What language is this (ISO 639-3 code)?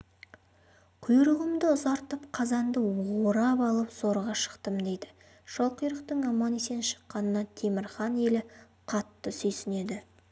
kaz